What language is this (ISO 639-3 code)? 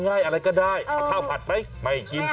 tha